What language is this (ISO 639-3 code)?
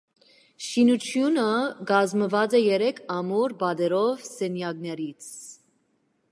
hye